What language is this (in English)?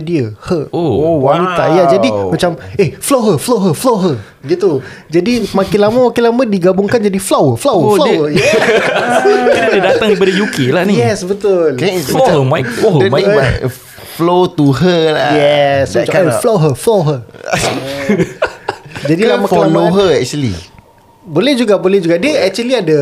Malay